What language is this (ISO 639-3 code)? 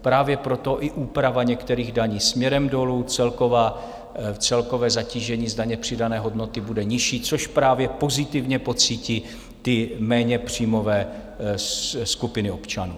ces